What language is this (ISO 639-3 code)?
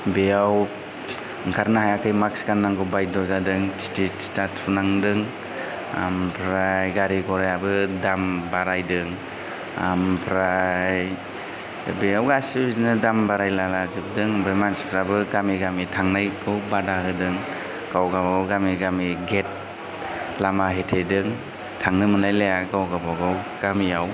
brx